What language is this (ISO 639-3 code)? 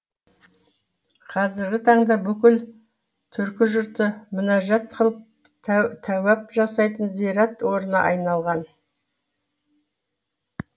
kaz